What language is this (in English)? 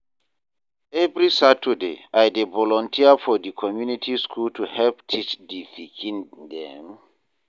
Nigerian Pidgin